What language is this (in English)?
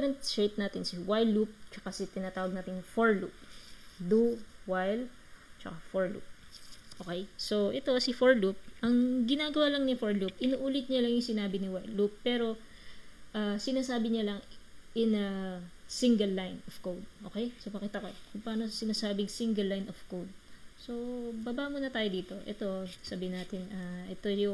Filipino